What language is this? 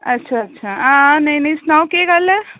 Dogri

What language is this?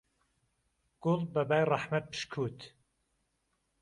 Central Kurdish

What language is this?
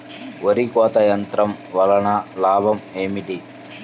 Telugu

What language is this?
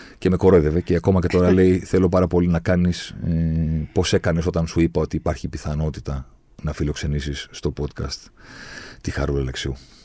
Greek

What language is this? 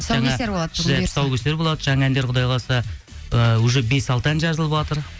Kazakh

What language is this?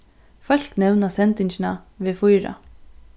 Faroese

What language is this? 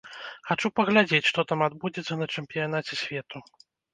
Belarusian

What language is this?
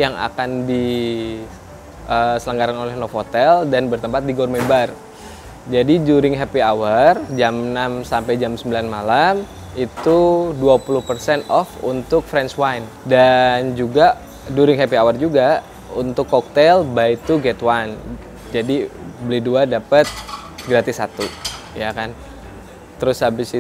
Indonesian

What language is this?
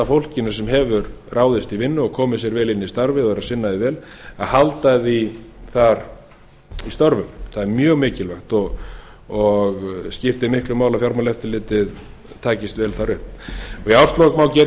Icelandic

